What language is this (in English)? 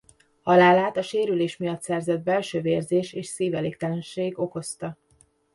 Hungarian